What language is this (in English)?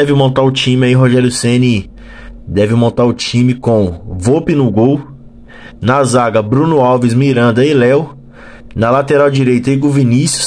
Portuguese